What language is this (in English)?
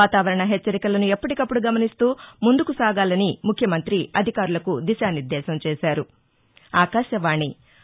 Telugu